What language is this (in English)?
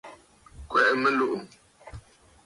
Bafut